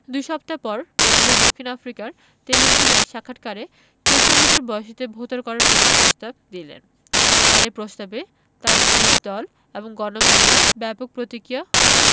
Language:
Bangla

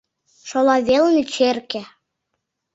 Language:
Mari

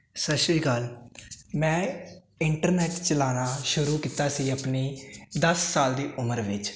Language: Punjabi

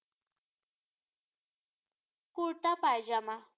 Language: Assamese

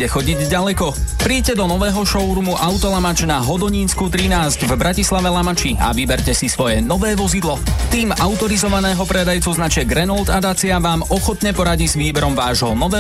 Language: Slovak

